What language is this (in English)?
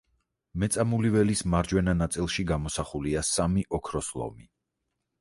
Georgian